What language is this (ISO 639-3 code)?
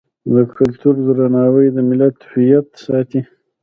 pus